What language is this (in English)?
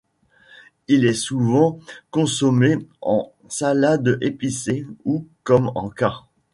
French